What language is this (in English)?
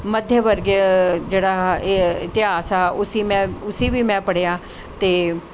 Dogri